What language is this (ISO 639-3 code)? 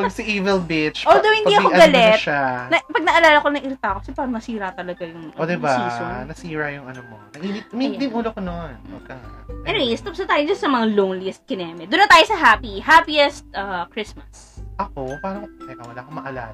fil